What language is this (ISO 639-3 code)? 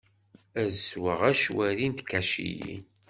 kab